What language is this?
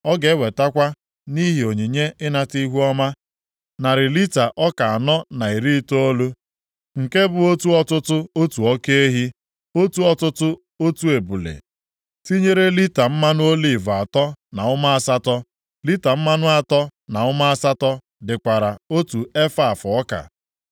Igbo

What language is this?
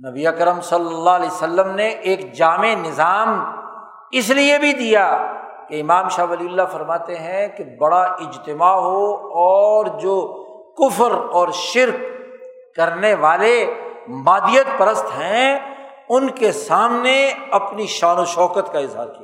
Urdu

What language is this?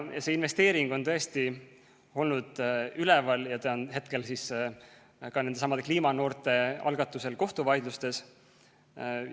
Estonian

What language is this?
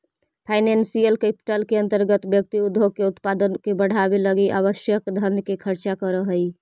Magahi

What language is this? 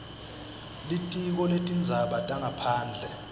Swati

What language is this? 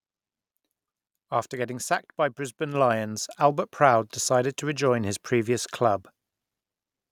English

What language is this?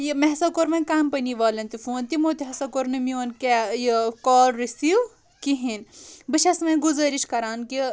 Kashmiri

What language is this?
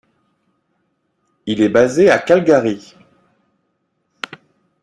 French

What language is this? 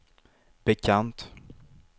Swedish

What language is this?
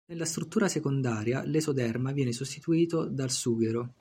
Italian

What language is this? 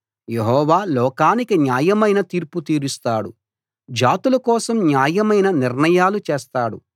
Telugu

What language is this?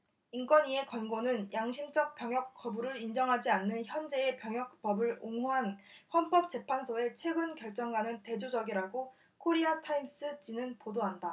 Korean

